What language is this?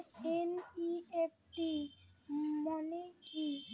Bangla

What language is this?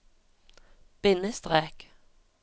Norwegian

